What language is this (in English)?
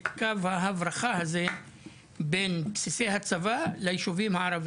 Hebrew